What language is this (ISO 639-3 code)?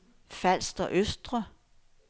dan